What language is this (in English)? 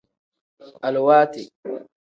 Tem